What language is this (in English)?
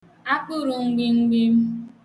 Igbo